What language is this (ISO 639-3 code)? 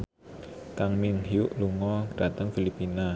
jav